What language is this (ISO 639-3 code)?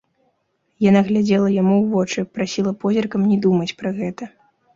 bel